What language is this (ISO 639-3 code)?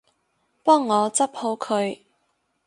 yue